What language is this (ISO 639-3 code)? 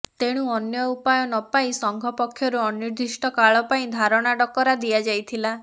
ori